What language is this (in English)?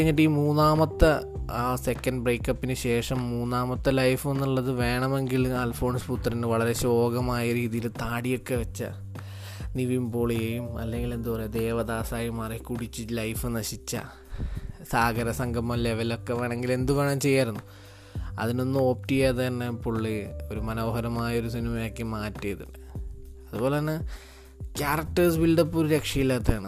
Malayalam